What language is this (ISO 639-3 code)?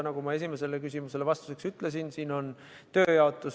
est